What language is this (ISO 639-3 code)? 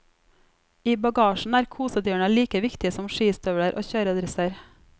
nor